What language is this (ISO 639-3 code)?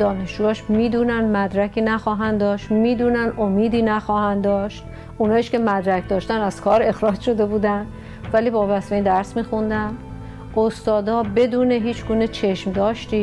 fas